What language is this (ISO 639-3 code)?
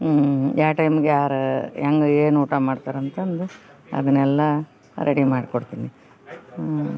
kan